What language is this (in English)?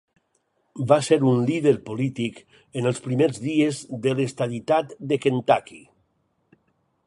Catalan